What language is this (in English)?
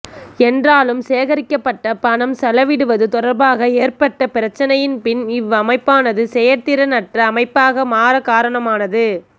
Tamil